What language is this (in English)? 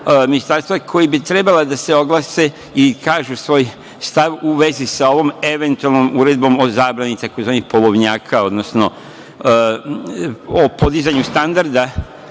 Serbian